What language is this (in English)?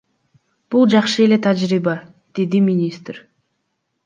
Kyrgyz